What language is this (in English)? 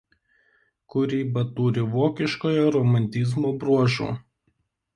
Lithuanian